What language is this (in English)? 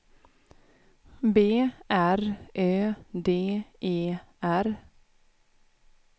Swedish